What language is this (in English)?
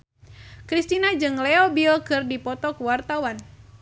Sundanese